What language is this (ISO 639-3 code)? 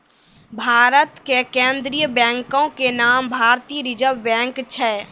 mai